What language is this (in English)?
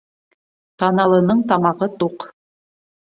Bashkir